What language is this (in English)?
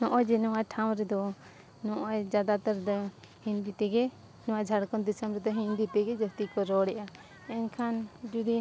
Santali